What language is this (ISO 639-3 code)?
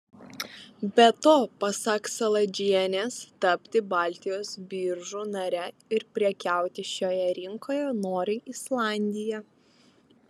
lit